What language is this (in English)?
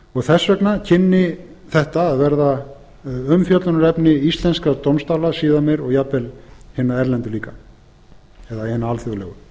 Icelandic